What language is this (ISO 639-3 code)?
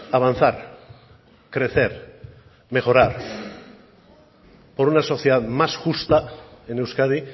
spa